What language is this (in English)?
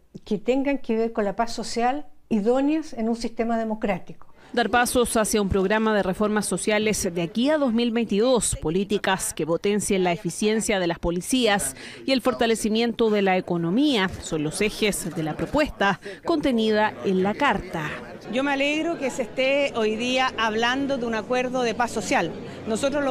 Spanish